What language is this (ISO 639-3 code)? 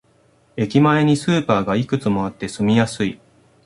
jpn